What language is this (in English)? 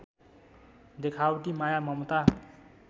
Nepali